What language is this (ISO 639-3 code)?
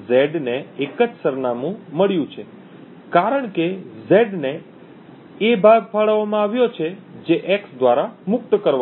guj